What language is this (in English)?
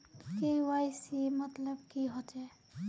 Magahi